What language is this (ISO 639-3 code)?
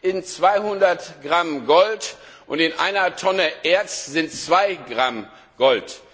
deu